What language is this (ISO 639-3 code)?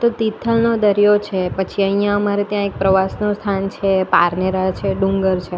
guj